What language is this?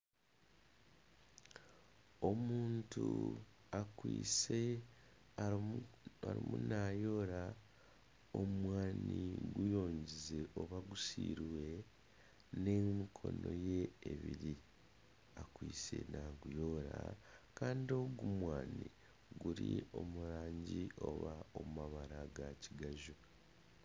Nyankole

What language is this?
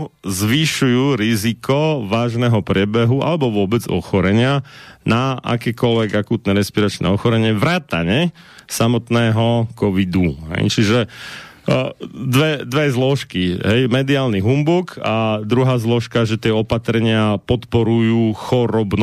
Slovak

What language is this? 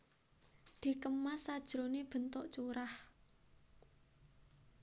Javanese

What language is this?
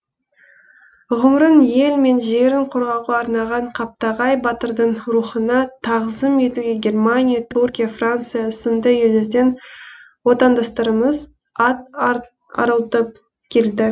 Kazakh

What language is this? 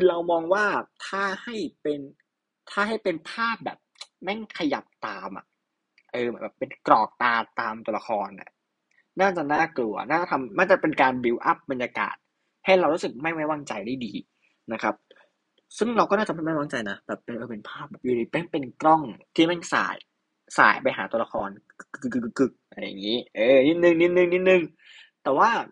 Thai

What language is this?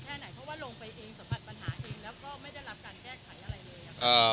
Thai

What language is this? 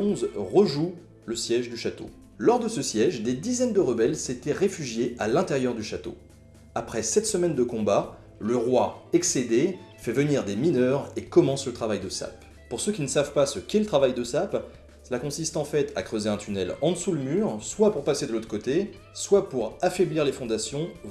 French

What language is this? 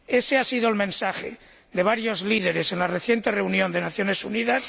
Spanish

